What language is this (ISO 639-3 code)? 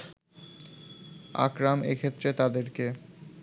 ben